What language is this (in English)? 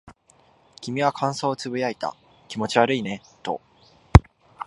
Japanese